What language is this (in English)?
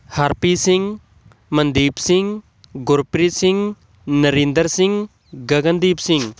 Punjabi